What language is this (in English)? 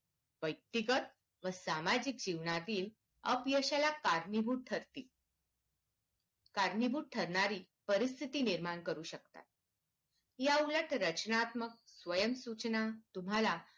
Marathi